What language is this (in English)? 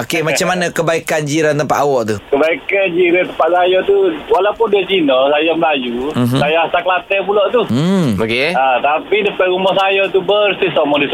Malay